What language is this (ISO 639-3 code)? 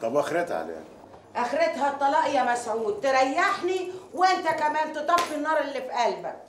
ara